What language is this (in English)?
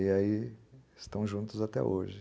Portuguese